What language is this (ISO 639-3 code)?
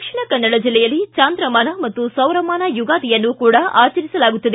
kan